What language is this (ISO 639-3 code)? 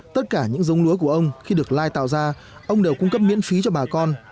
vie